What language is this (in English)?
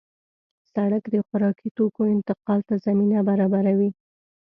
Pashto